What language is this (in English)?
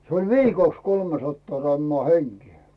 Finnish